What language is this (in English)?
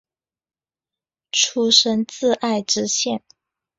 Chinese